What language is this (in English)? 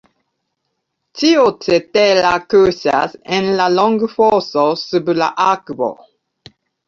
Esperanto